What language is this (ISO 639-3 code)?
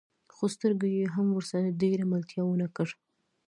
pus